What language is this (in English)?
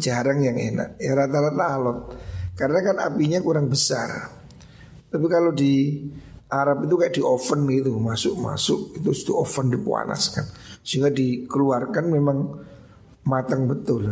Indonesian